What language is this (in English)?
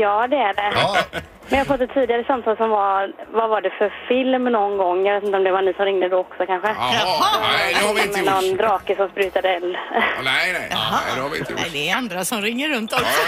Swedish